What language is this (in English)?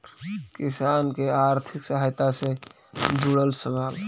Magahi